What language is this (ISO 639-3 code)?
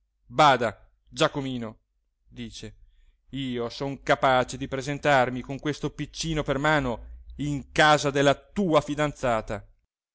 ita